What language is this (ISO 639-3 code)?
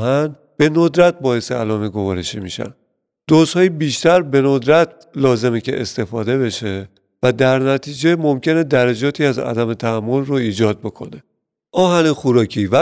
fas